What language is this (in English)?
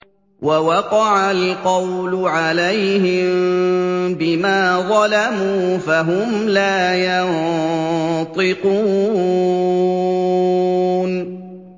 Arabic